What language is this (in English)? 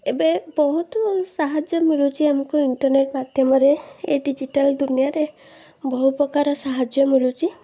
Odia